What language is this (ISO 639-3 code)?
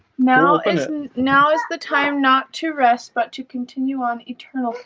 eng